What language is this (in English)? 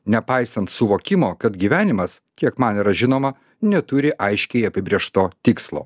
Lithuanian